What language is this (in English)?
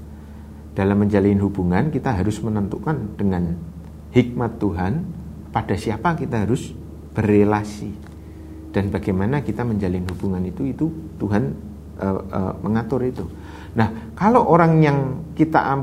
Indonesian